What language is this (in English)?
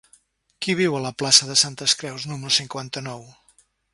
Catalan